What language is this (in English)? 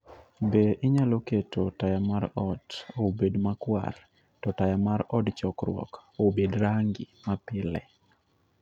Luo (Kenya and Tanzania)